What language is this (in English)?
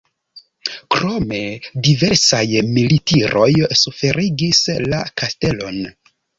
Esperanto